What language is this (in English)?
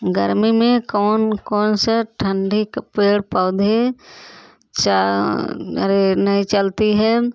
Hindi